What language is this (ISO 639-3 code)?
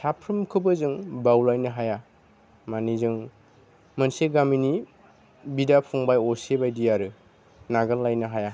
brx